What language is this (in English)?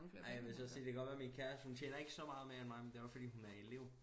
Danish